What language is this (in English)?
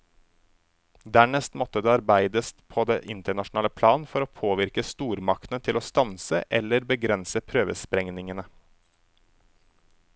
Norwegian